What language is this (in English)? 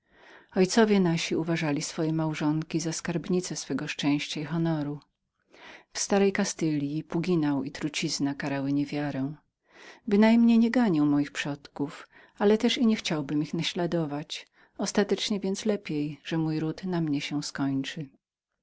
Polish